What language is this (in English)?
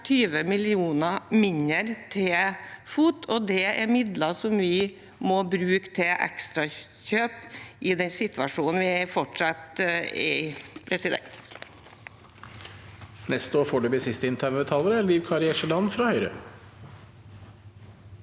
Norwegian